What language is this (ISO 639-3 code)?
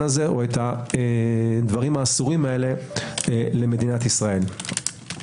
heb